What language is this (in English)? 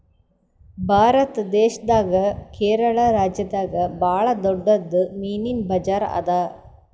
Kannada